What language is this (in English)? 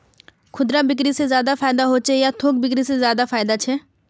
Magahi